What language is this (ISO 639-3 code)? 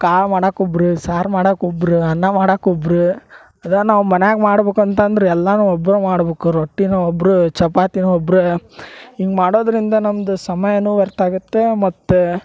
kan